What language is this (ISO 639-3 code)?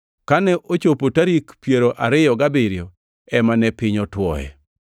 luo